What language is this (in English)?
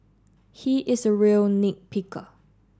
English